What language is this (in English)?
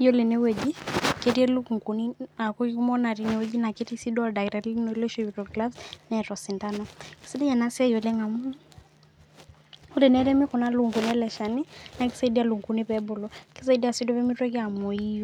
Masai